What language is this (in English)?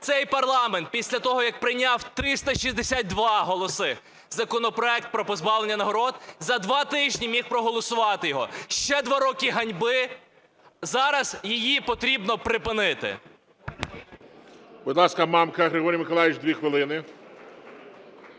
Ukrainian